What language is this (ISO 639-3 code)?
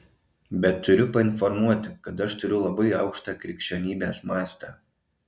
lit